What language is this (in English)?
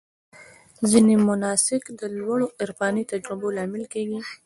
Pashto